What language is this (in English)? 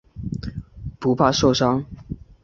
Chinese